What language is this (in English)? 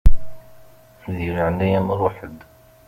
Kabyle